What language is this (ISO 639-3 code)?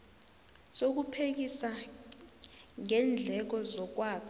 nbl